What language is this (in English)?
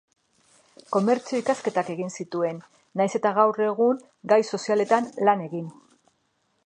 Basque